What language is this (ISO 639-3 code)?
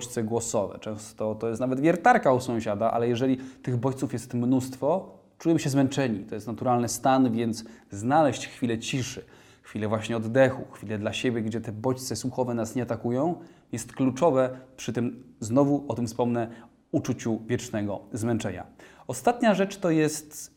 pol